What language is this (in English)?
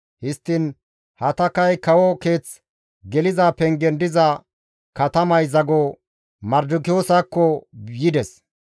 Gamo